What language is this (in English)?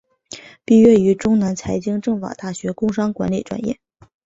Chinese